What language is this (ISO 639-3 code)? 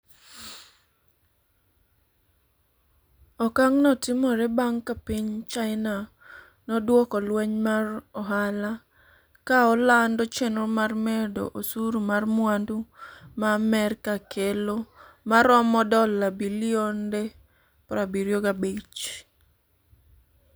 luo